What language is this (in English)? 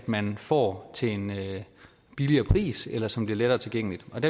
Danish